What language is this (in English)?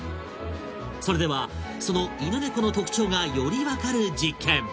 Japanese